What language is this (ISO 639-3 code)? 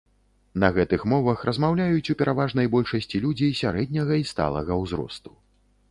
bel